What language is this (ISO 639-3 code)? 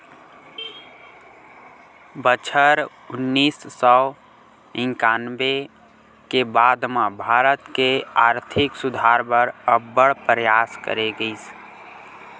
hne